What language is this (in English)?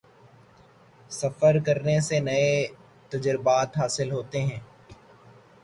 Urdu